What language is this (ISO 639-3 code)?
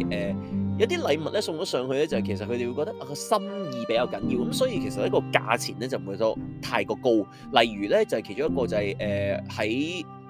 zho